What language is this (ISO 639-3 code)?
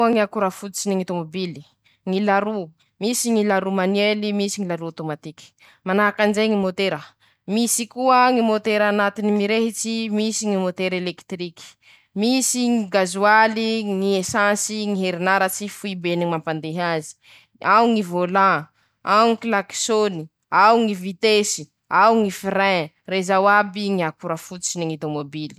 msh